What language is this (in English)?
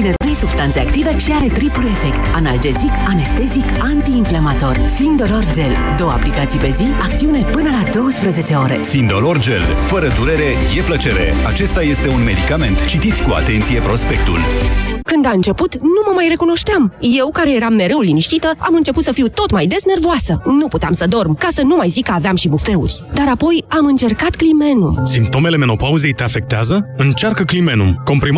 Romanian